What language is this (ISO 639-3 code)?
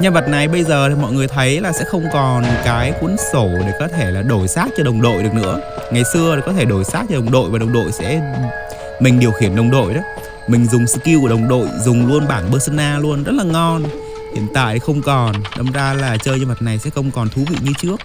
vie